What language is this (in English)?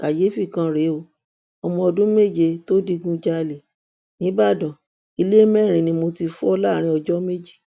Yoruba